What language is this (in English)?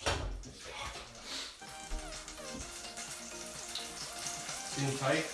German